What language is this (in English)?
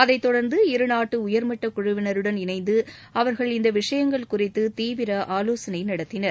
Tamil